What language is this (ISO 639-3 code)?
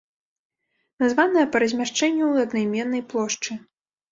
bel